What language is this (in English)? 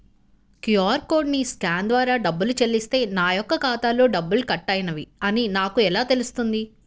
Telugu